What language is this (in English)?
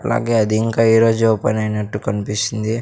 Telugu